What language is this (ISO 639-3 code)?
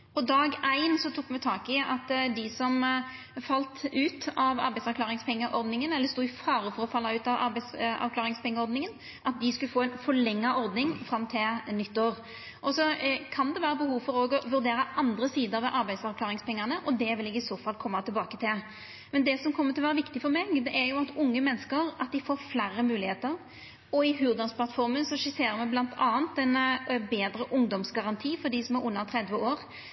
nno